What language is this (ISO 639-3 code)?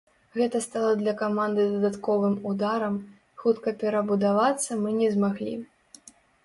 bel